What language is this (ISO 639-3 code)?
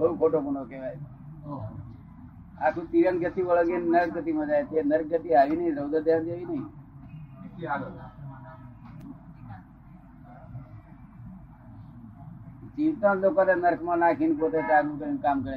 guj